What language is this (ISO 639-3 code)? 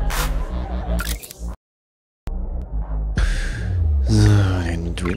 deu